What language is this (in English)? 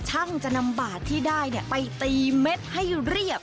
Thai